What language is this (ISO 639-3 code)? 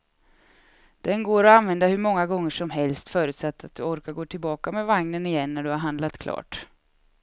swe